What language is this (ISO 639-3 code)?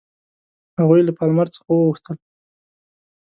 pus